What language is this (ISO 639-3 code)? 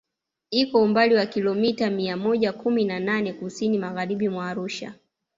swa